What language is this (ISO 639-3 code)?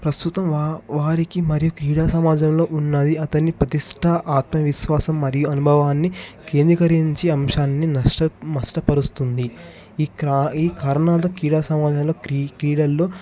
tel